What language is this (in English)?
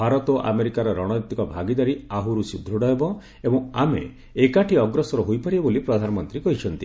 Odia